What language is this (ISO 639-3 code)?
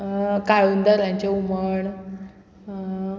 kok